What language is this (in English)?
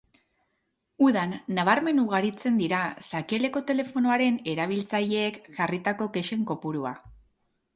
Basque